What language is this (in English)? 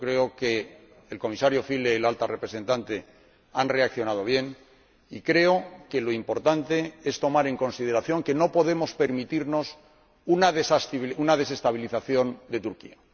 Spanish